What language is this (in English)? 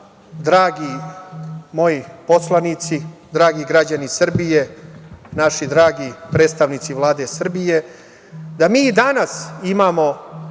Serbian